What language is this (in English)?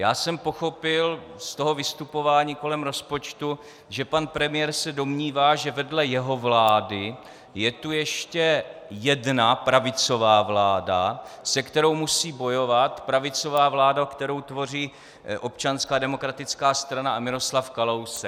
Czech